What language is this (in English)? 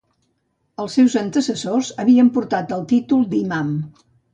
Catalan